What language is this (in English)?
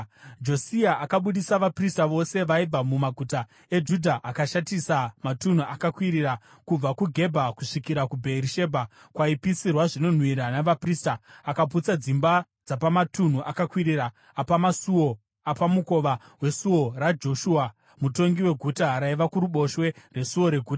Shona